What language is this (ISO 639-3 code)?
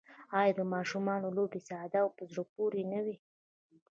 pus